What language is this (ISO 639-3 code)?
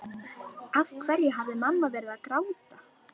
isl